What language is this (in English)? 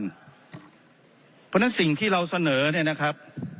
Thai